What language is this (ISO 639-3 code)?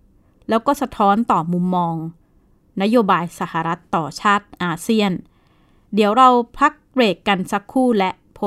tha